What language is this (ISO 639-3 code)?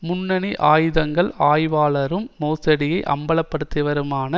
tam